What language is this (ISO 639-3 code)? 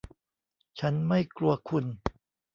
tha